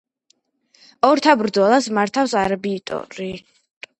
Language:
Georgian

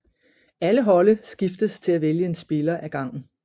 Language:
Danish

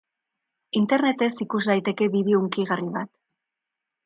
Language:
Basque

